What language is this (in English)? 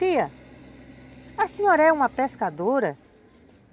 Portuguese